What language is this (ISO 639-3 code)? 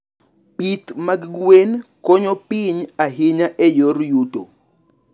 luo